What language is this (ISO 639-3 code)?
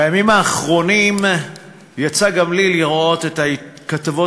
heb